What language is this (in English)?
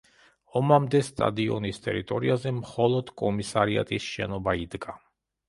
Georgian